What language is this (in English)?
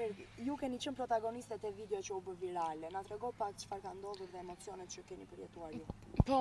Romanian